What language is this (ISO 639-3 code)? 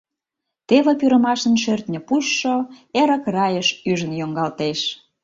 chm